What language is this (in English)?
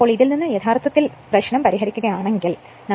Malayalam